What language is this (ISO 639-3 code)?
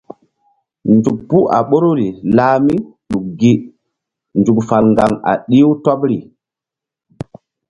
mdd